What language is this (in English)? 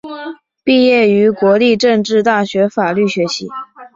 Chinese